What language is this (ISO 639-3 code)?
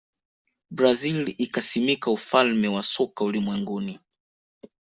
swa